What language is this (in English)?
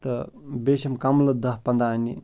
Kashmiri